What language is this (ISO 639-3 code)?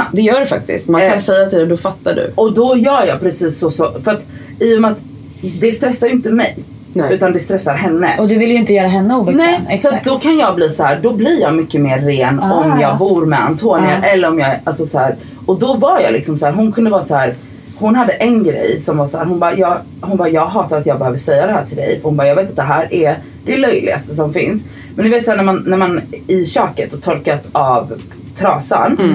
swe